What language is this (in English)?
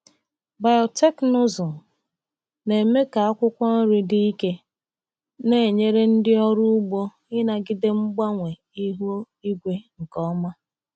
Igbo